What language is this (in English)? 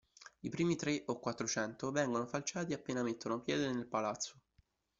Italian